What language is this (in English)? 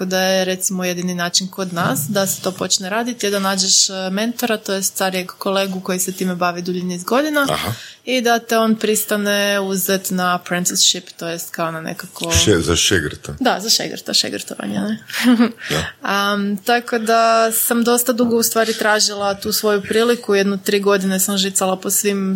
Croatian